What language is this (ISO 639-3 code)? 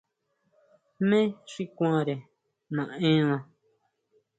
mau